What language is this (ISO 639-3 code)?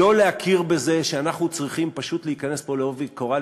heb